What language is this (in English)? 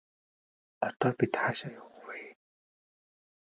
Mongolian